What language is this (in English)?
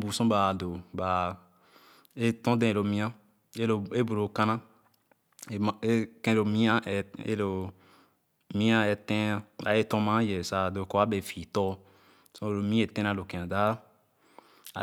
Khana